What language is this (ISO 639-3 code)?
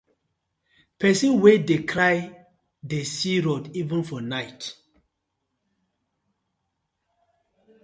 pcm